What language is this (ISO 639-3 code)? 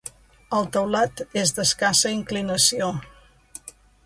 cat